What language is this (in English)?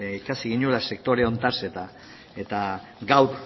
Basque